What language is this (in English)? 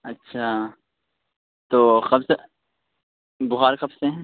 Urdu